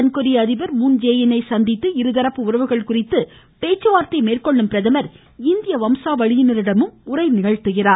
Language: Tamil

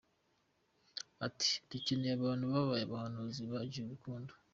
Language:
Kinyarwanda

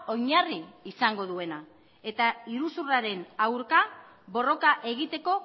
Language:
Basque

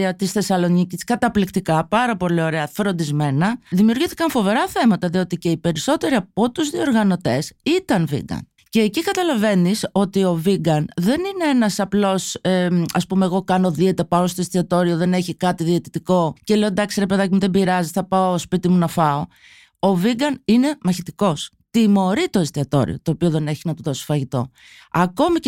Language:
Greek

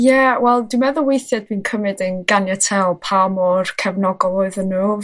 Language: Welsh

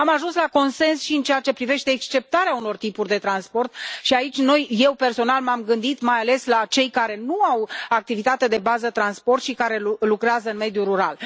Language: Romanian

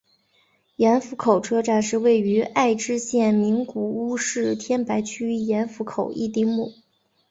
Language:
Chinese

